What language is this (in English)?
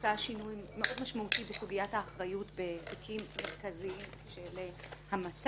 Hebrew